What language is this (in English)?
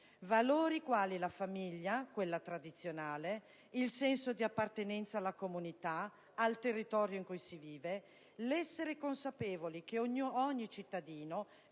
Italian